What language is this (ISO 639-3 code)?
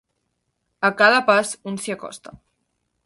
cat